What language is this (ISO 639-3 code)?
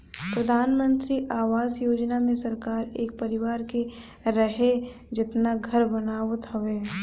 bho